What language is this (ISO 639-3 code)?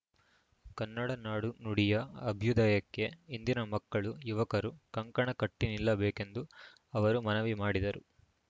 kan